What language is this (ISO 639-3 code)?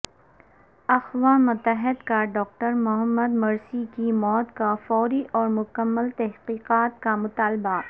urd